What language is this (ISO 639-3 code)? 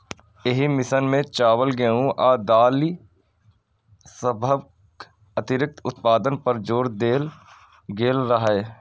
mai